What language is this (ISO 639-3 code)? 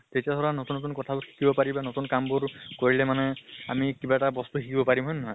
asm